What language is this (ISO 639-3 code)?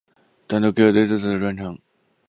zho